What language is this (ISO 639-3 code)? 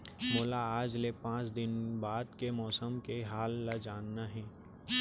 hne